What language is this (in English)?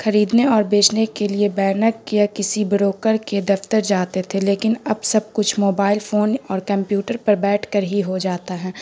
Urdu